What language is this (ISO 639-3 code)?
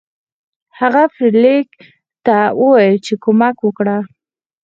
pus